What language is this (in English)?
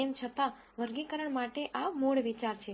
Gujarati